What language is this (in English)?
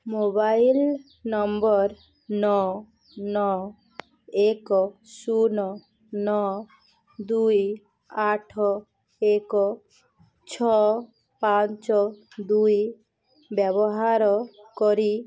Odia